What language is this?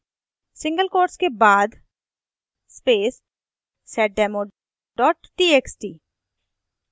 Hindi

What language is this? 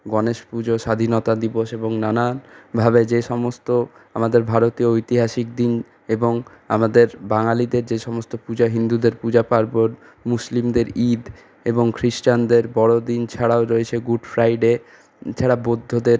Bangla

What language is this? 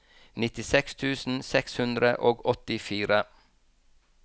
Norwegian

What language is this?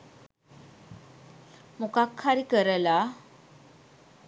Sinhala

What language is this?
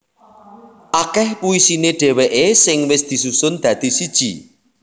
Javanese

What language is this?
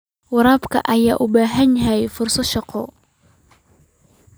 Somali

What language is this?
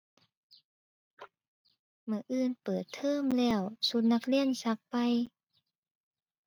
Thai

